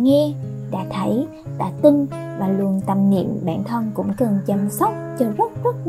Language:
Vietnamese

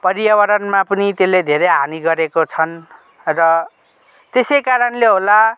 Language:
Nepali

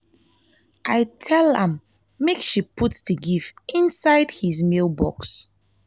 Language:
Nigerian Pidgin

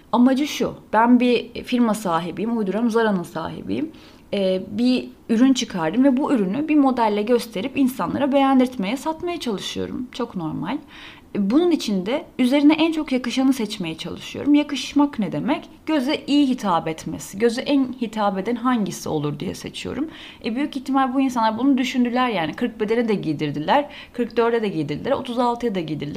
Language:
Turkish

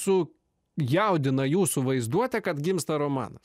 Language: Lithuanian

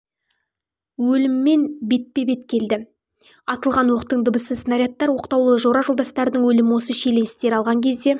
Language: Kazakh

